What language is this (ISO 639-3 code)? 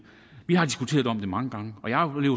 dan